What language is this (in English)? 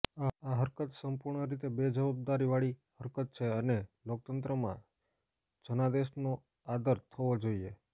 Gujarati